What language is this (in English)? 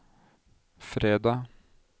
Norwegian